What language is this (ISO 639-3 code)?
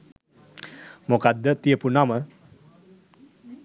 sin